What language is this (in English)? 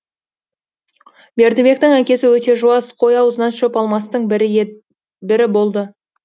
Kazakh